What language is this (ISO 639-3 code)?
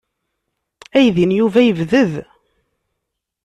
kab